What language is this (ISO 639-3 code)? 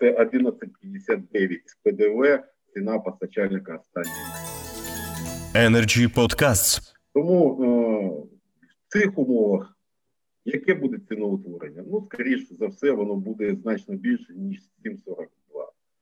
ukr